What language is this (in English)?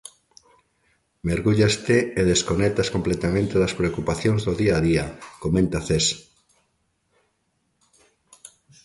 Galician